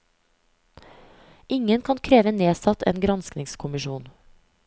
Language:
Norwegian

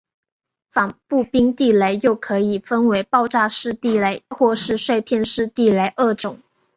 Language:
Chinese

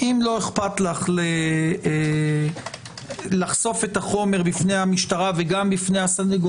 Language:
Hebrew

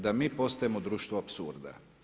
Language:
Croatian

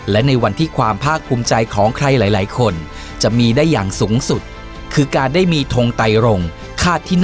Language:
Thai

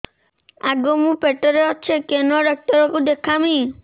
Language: Odia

